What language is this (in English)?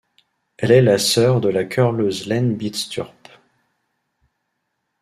French